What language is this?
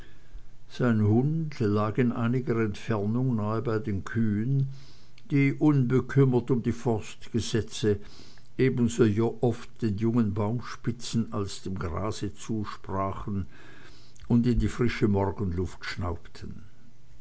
German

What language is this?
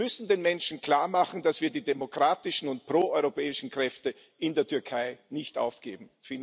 German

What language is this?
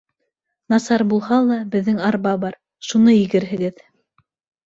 Bashkir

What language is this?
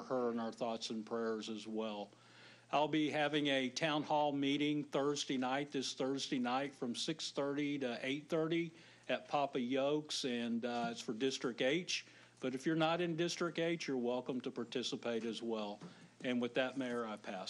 English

